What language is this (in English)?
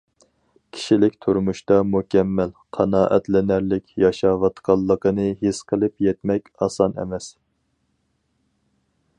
Uyghur